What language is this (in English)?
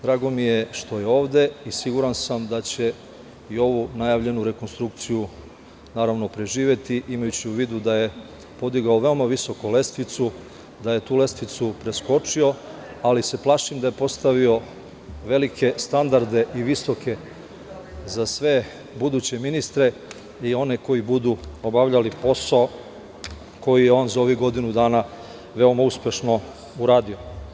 Serbian